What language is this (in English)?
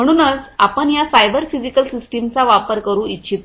Marathi